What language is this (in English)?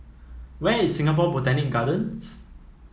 English